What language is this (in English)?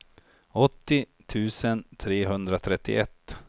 Swedish